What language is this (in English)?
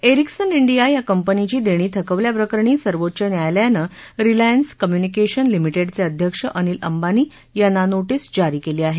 Marathi